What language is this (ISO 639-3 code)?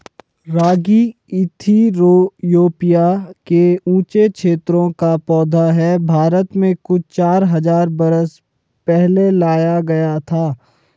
hin